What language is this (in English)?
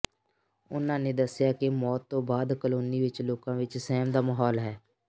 Punjabi